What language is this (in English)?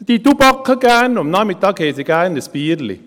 Swiss German